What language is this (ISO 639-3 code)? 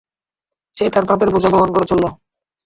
ben